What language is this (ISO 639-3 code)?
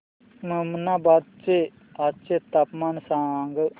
mar